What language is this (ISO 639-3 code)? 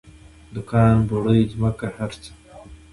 pus